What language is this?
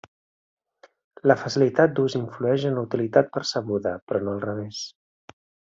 Catalan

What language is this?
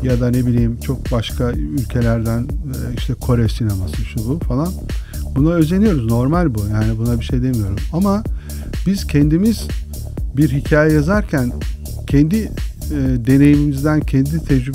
Turkish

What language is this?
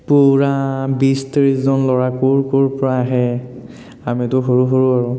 Assamese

